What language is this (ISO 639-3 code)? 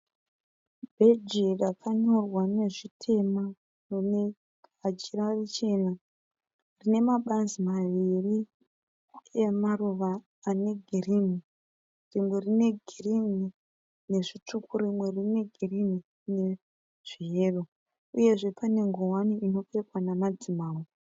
sna